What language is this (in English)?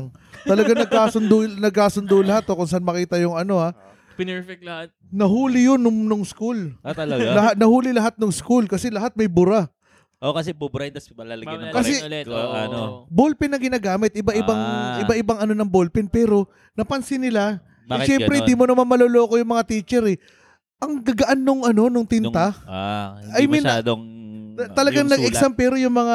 Filipino